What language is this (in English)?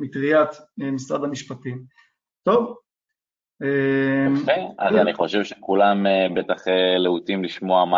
Hebrew